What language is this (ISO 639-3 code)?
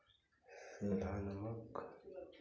hin